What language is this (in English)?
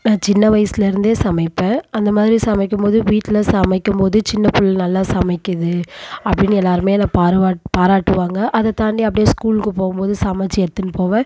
Tamil